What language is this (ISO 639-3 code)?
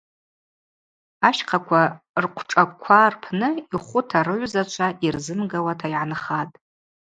abq